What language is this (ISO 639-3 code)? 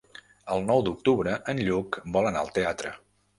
cat